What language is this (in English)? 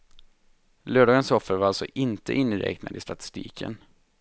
Swedish